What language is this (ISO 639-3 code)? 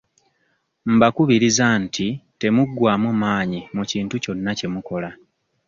lug